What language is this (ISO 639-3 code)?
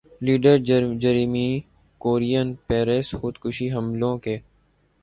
urd